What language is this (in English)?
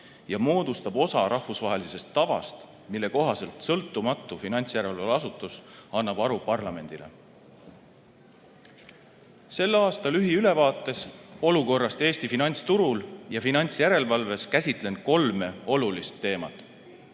Estonian